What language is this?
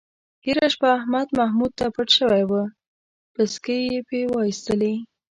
Pashto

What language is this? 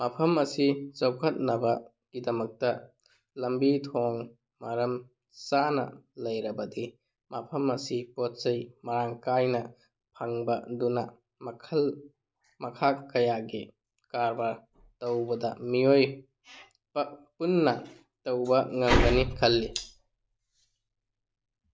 Manipuri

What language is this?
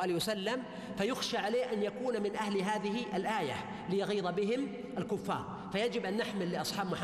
Arabic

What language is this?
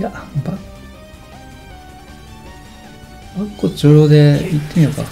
Japanese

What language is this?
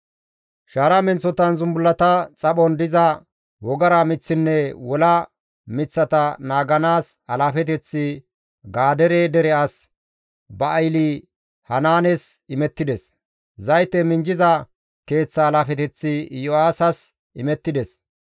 Gamo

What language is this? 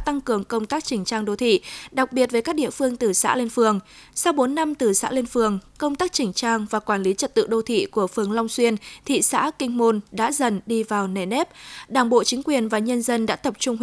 Vietnamese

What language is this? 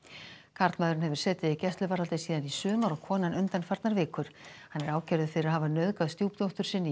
Icelandic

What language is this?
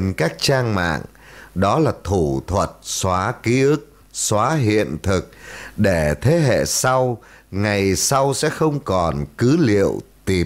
Vietnamese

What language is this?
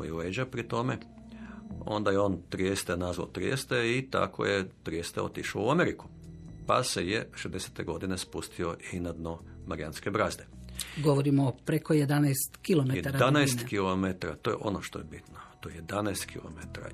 Croatian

